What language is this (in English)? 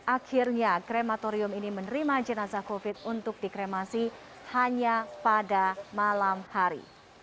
Indonesian